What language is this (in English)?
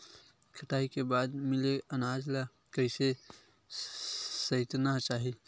Chhattisgarhi